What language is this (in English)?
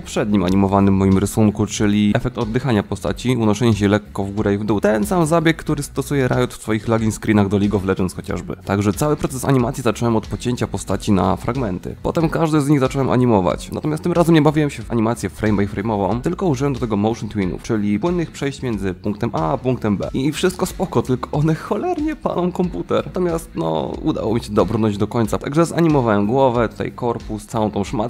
Polish